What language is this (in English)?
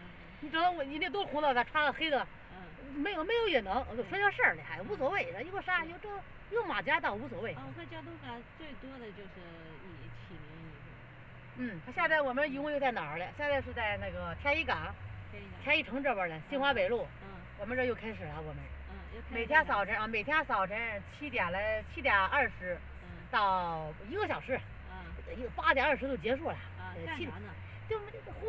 Chinese